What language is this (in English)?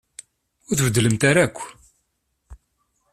Kabyle